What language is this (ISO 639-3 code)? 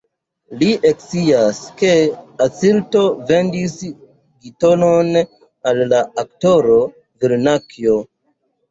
epo